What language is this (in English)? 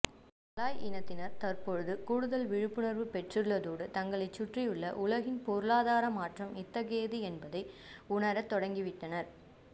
Tamil